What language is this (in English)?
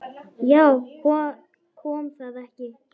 Icelandic